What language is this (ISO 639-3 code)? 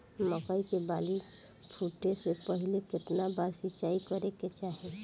bho